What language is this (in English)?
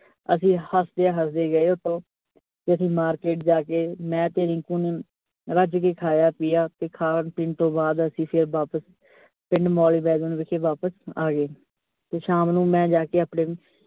Punjabi